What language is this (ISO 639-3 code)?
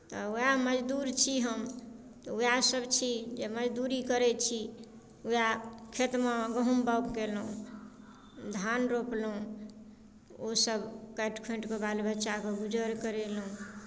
mai